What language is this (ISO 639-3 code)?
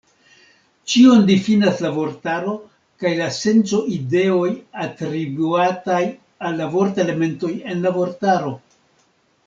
epo